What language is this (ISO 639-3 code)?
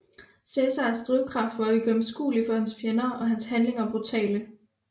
dan